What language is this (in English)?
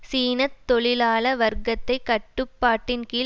Tamil